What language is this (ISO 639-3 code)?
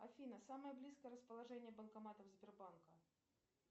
rus